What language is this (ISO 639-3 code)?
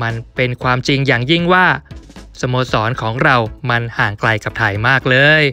tha